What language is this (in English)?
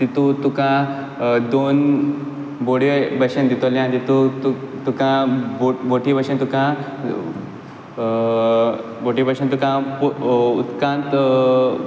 Konkani